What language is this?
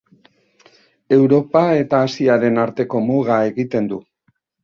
Basque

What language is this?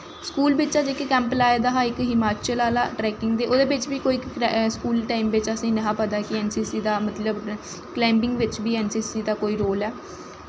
Dogri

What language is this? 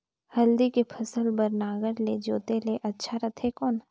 Chhattisgarhi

